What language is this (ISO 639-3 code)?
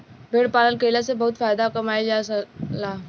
bho